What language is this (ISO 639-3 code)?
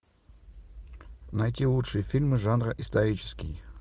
rus